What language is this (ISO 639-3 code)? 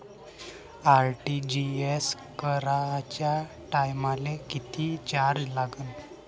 mar